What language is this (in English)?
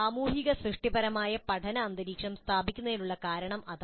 Malayalam